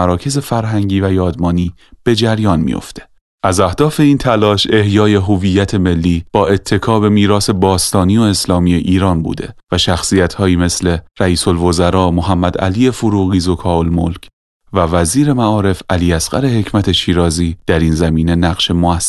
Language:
Persian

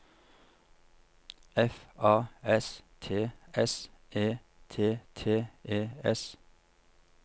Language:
Norwegian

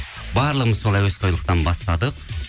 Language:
Kazakh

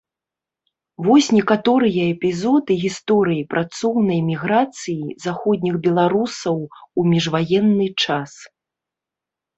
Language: Belarusian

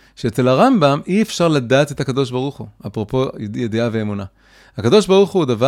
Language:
Hebrew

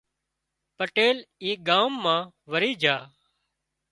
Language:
Wadiyara Koli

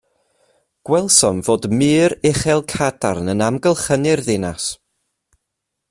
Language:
Welsh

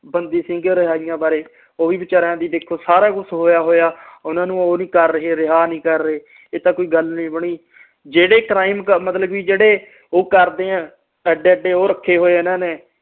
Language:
Punjabi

